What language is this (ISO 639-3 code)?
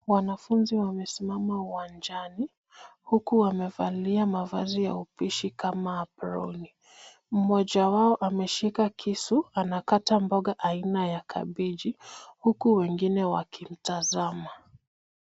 swa